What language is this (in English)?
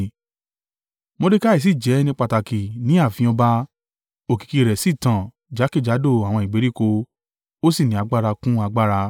Yoruba